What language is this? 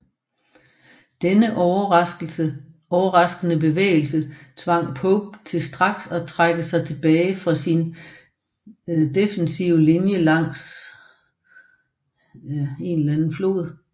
Danish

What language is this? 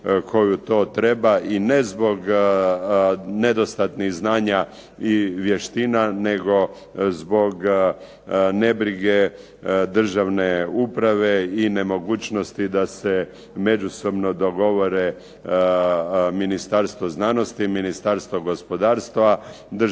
Croatian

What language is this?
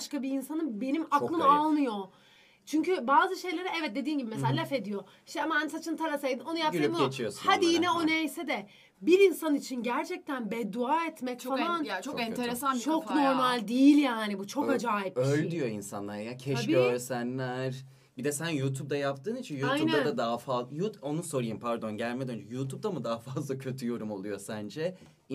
Turkish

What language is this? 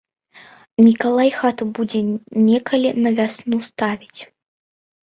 Belarusian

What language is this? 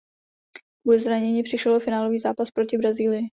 Czech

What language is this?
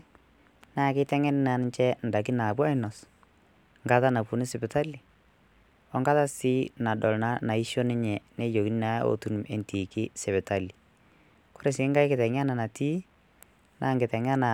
Masai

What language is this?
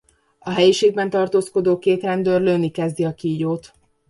Hungarian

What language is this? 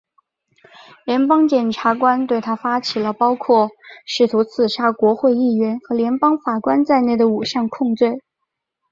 Chinese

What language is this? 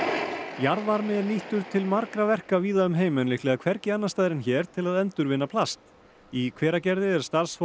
Icelandic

